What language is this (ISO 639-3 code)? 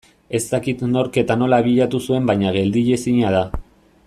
eus